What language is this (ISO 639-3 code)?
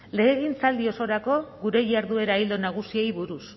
eus